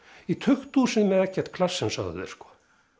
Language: Icelandic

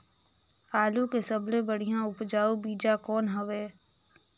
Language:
Chhattisgarhi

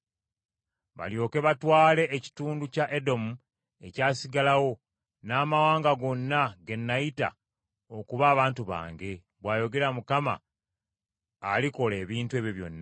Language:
Ganda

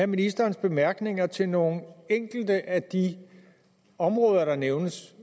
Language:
Danish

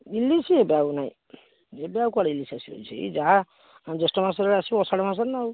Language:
Odia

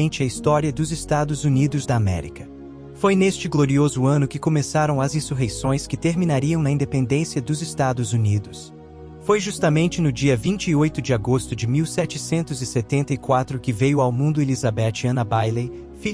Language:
Portuguese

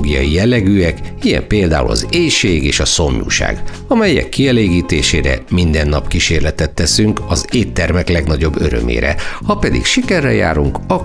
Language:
Hungarian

